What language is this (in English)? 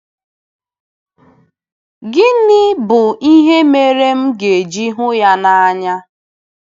Igbo